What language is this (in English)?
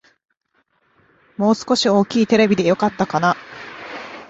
Japanese